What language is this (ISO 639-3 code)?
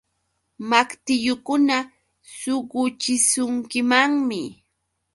qux